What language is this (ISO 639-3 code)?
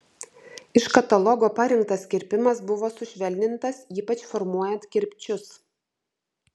lit